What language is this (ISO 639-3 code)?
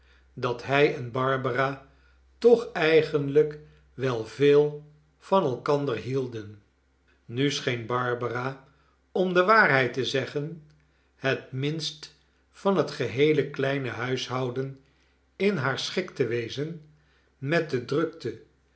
nld